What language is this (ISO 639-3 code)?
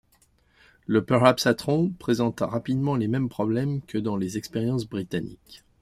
fra